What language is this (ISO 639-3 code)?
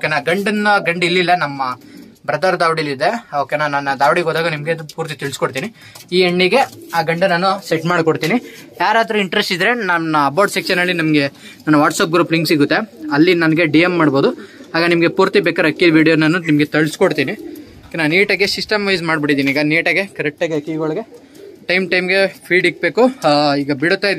kan